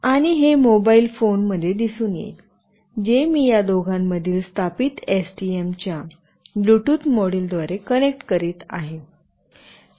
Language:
Marathi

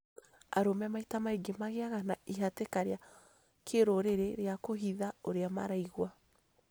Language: Kikuyu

